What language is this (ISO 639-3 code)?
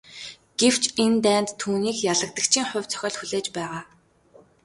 mon